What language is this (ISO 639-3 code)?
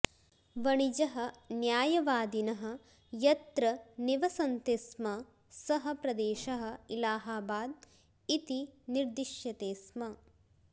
san